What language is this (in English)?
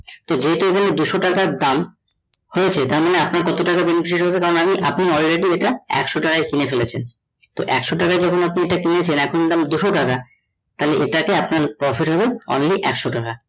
Bangla